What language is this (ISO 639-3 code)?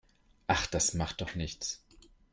deu